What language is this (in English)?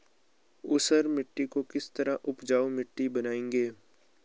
Hindi